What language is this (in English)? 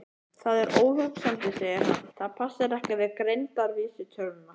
Icelandic